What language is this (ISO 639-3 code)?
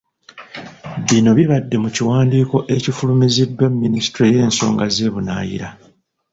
lug